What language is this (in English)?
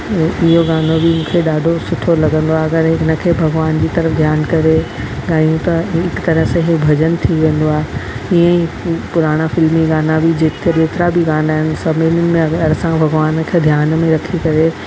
Sindhi